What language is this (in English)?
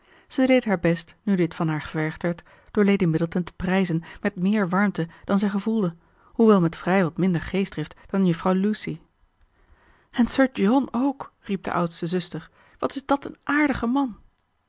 Dutch